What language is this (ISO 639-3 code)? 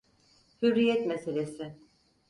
tur